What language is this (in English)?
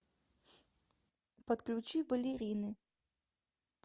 Russian